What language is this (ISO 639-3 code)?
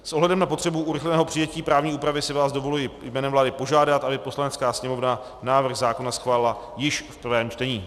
ces